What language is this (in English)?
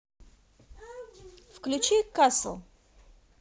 Russian